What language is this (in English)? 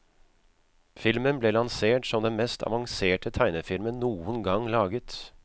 Norwegian